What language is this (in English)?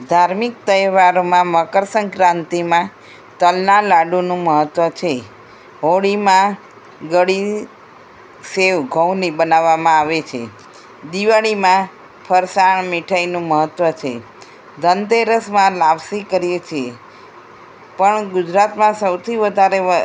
Gujarati